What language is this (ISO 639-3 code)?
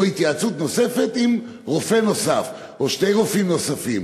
heb